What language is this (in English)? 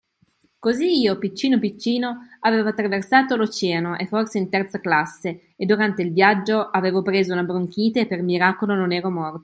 Italian